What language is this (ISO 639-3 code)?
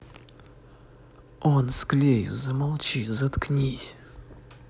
rus